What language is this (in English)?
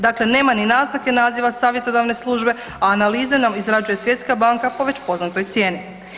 Croatian